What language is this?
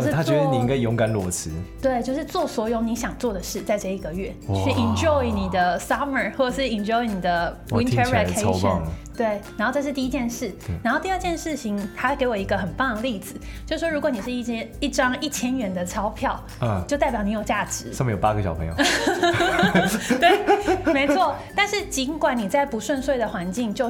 Chinese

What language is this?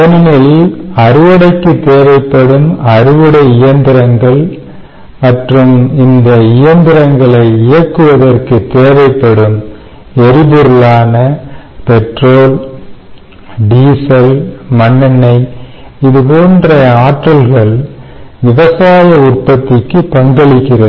Tamil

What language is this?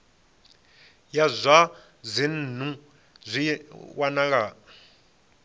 Venda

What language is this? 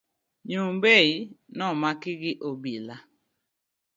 Luo (Kenya and Tanzania)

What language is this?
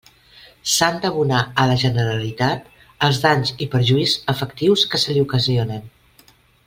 Catalan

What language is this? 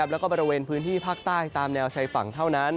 Thai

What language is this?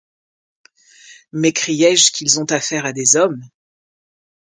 French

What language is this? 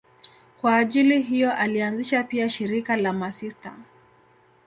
Swahili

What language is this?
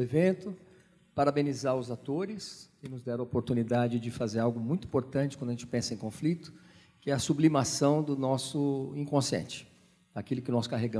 Portuguese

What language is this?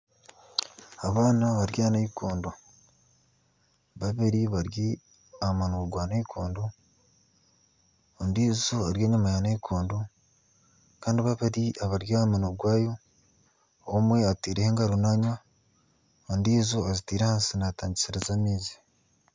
Nyankole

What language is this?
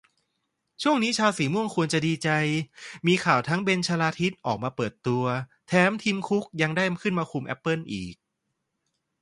Thai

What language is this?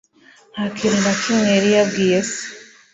Kinyarwanda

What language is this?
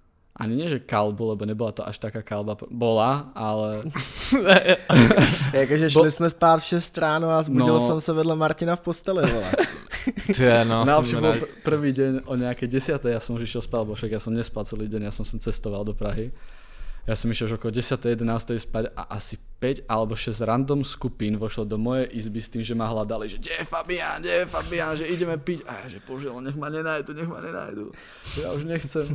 Czech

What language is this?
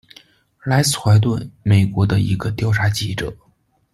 Chinese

